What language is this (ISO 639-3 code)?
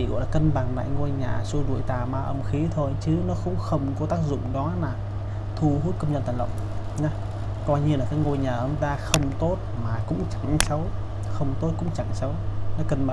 vie